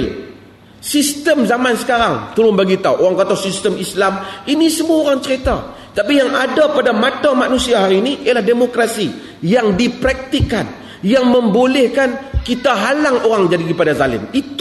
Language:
Malay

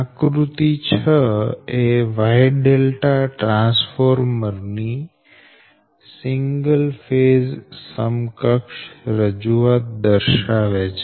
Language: Gujarati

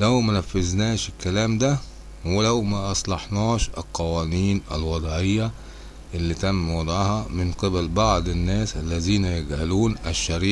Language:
Arabic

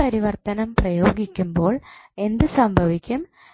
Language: Malayalam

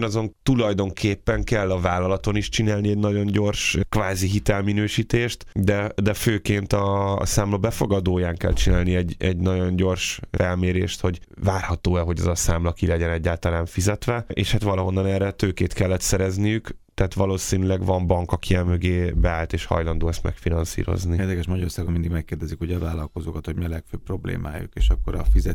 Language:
Hungarian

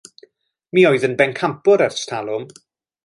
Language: Welsh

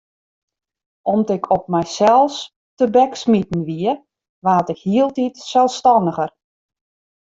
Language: Western Frisian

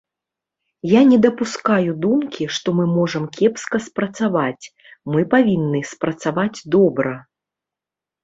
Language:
Belarusian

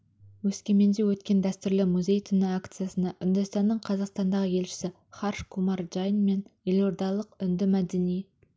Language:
Kazakh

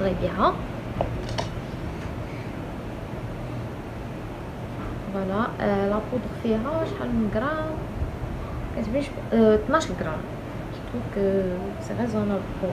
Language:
French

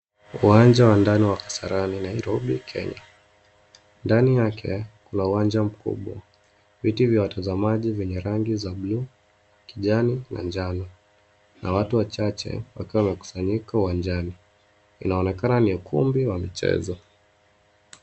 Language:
Swahili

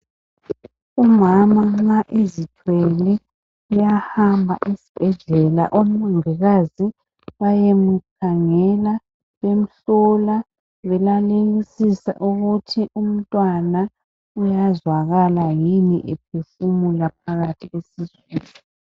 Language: North Ndebele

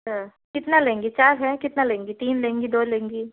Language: Hindi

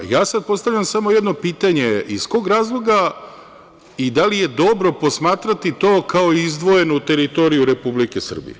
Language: Serbian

